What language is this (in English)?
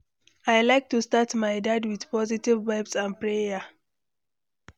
Nigerian Pidgin